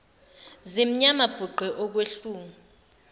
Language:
Zulu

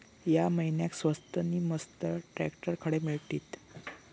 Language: Marathi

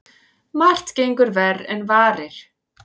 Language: Icelandic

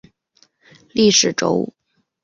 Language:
Chinese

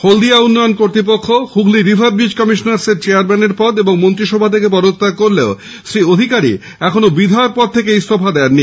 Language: Bangla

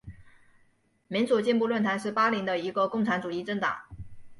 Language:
Chinese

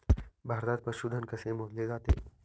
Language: Marathi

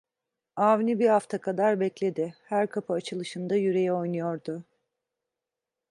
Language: Turkish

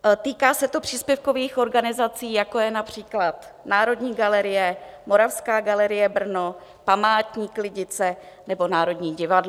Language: Czech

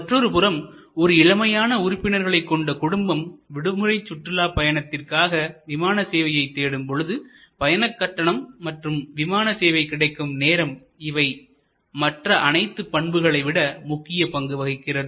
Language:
Tamil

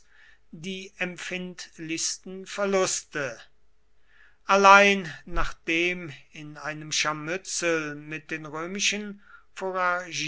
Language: German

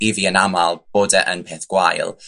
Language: Welsh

